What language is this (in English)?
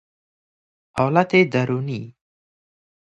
Persian